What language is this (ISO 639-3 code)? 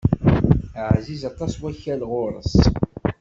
kab